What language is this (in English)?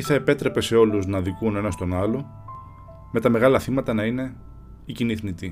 Greek